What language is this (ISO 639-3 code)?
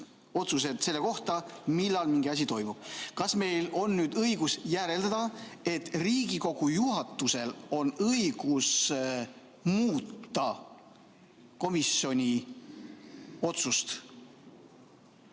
est